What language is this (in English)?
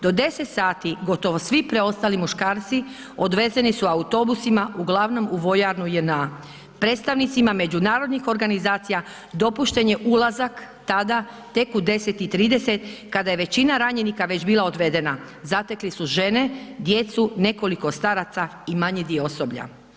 Croatian